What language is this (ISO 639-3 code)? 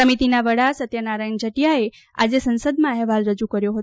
guj